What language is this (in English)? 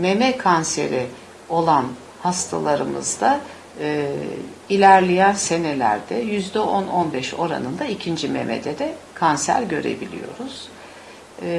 Turkish